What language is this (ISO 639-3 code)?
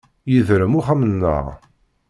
kab